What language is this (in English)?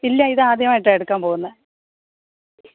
Malayalam